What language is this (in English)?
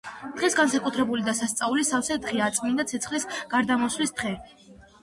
Georgian